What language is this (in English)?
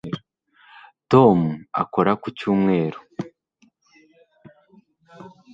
Kinyarwanda